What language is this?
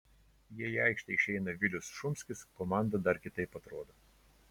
Lithuanian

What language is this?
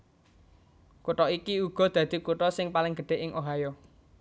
Javanese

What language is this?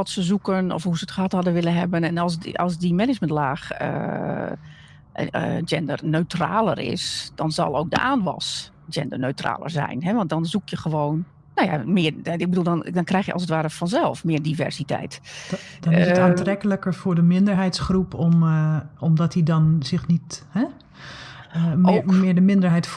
Dutch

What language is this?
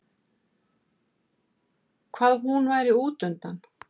Icelandic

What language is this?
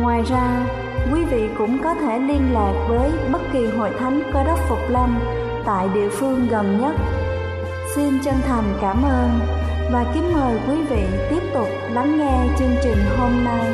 Vietnamese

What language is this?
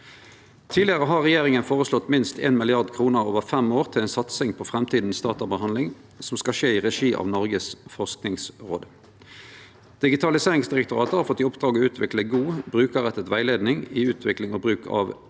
Norwegian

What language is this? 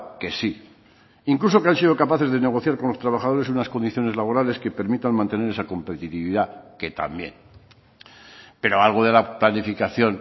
Spanish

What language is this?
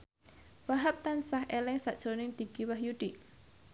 Javanese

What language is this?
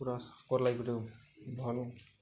Odia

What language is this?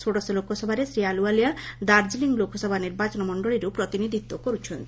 Odia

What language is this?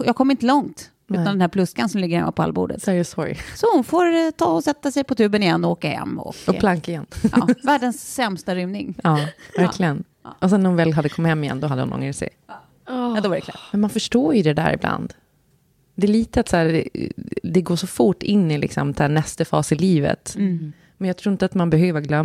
Swedish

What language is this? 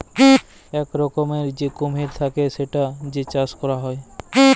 Bangla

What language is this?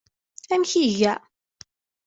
Kabyle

